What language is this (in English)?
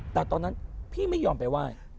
Thai